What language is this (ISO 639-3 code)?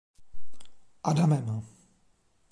ces